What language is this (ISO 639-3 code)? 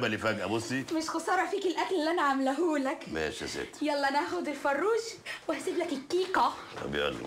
ara